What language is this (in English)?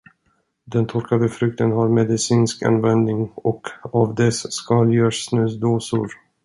Swedish